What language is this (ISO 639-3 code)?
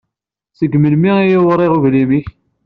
kab